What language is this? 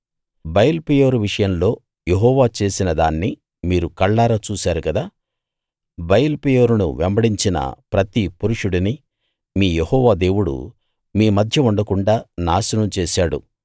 Telugu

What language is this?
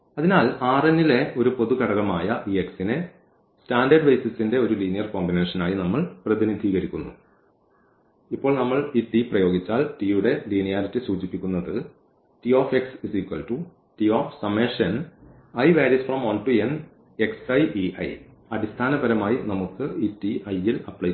Malayalam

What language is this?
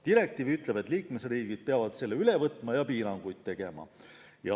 Estonian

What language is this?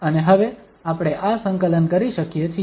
Gujarati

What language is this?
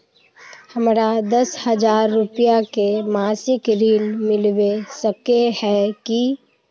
Magahi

